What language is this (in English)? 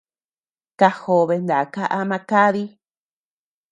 Tepeuxila Cuicatec